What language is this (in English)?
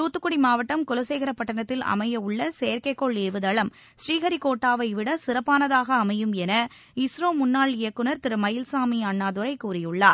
Tamil